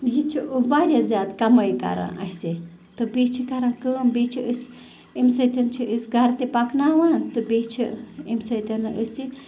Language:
Kashmiri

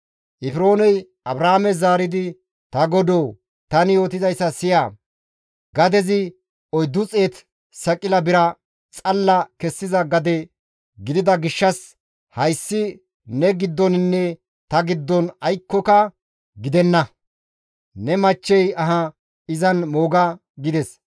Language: Gamo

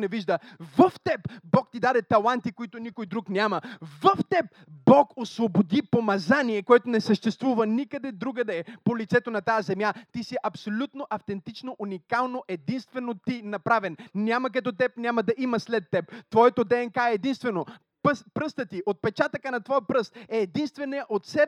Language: Bulgarian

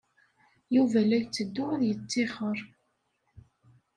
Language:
Kabyle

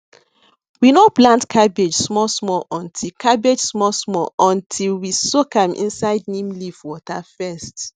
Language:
Nigerian Pidgin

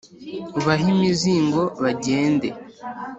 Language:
Kinyarwanda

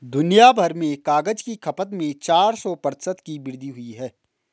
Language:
Hindi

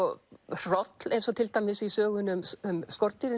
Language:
Icelandic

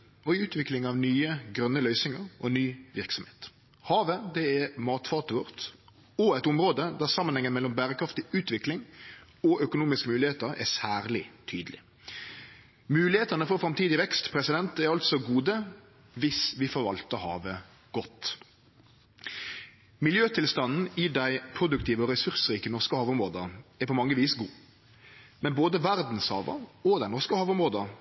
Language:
Norwegian Nynorsk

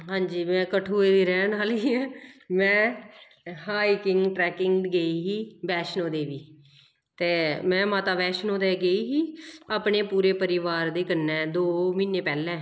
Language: Dogri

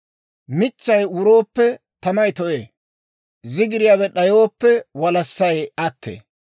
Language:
Dawro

